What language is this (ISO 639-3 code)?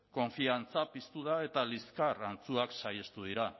eus